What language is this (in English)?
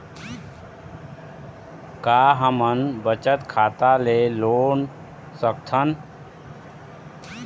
Chhattisgarhi